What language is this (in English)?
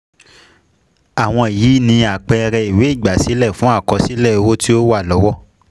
Yoruba